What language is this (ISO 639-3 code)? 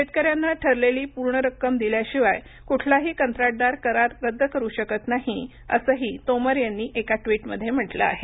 mar